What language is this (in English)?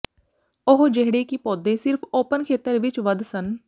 Punjabi